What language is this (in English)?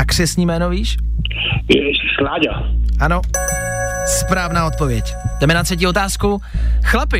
Czech